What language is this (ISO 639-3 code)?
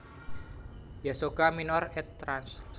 jav